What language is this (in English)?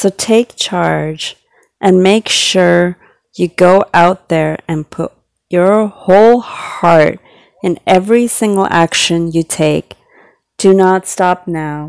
English